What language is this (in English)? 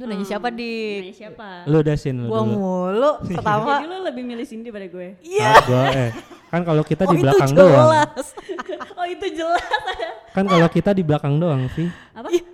Indonesian